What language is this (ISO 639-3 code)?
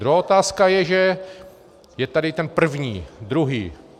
ces